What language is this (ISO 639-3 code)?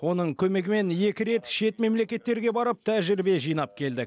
kaz